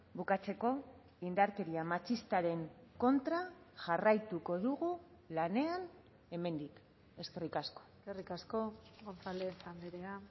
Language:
Basque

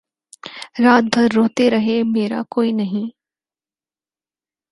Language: Urdu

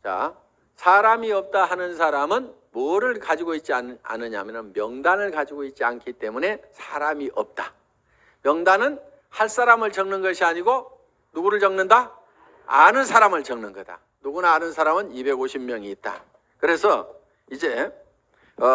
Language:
Korean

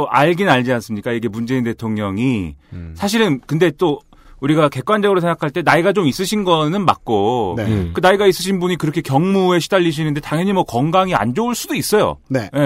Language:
Korean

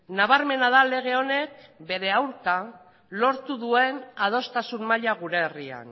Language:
Basque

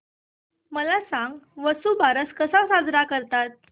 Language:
Marathi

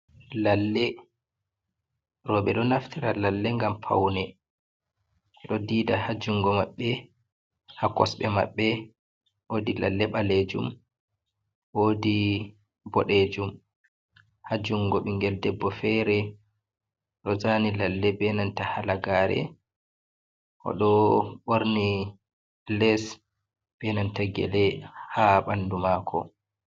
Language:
Fula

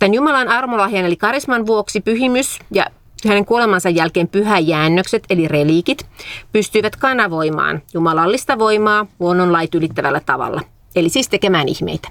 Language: Finnish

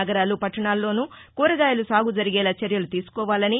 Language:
Telugu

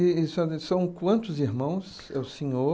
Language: Portuguese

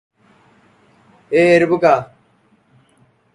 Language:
Hindi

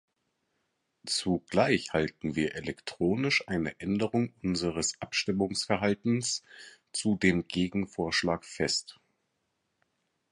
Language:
German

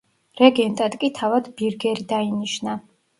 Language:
Georgian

